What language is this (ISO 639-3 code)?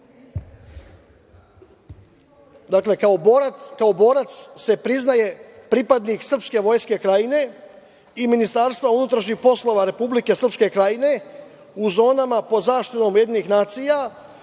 srp